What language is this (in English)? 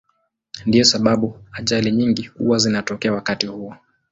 Swahili